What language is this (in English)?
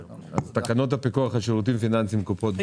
Hebrew